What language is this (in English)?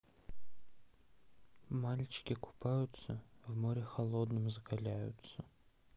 Russian